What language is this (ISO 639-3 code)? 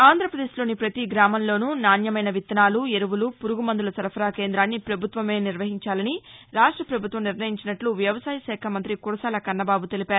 tel